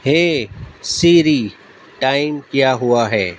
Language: Urdu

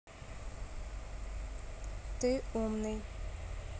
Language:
Russian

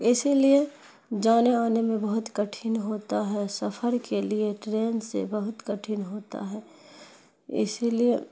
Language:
Urdu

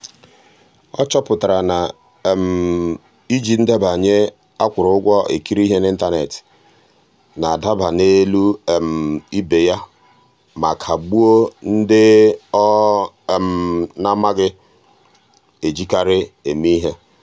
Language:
Igbo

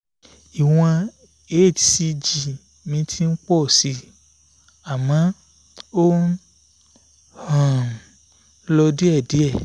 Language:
Yoruba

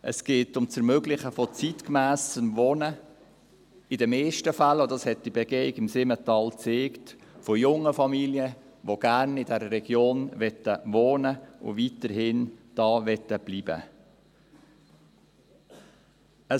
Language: Swiss German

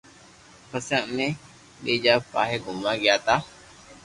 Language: Loarki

